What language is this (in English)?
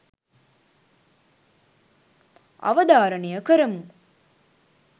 Sinhala